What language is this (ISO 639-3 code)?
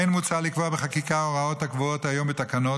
heb